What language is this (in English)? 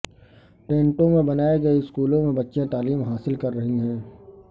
Urdu